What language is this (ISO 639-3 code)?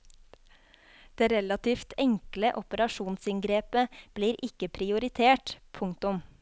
nor